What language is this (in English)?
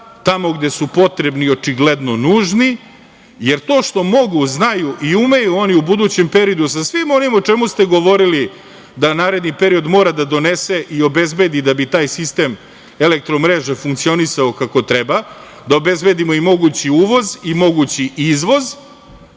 Serbian